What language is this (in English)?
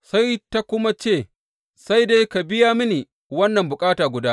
Hausa